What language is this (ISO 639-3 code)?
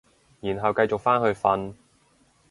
yue